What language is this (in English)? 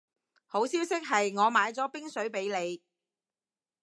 Cantonese